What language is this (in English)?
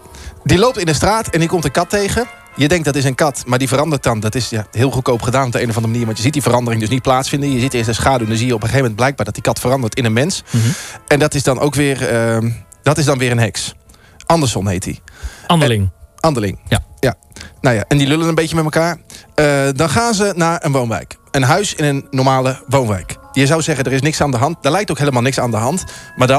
Dutch